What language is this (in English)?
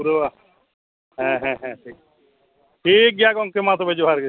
Santali